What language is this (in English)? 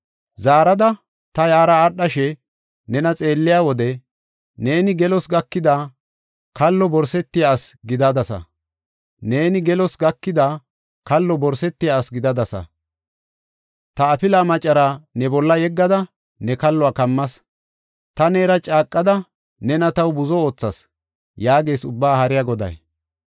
Gofa